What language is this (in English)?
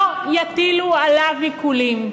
Hebrew